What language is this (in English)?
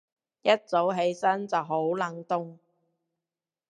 Cantonese